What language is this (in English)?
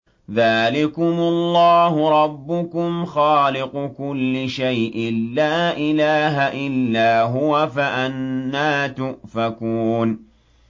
Arabic